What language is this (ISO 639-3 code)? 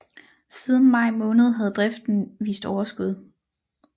dan